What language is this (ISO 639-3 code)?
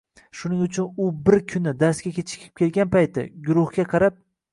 uzb